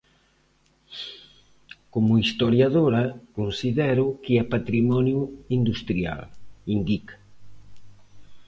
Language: Galician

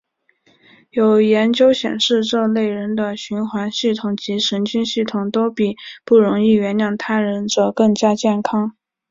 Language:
Chinese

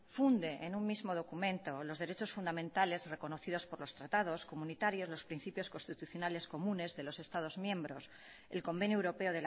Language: Spanish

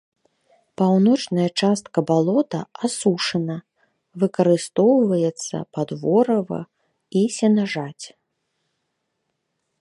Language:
Belarusian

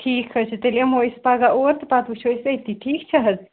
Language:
Kashmiri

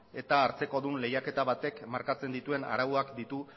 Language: Basque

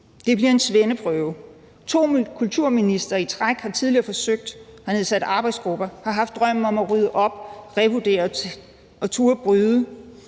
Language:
Danish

